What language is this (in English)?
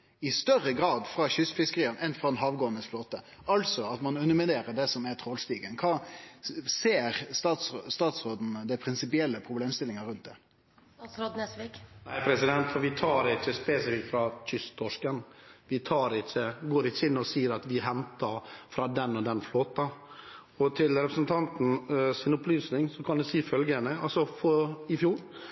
Norwegian